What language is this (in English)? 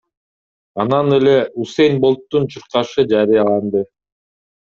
Kyrgyz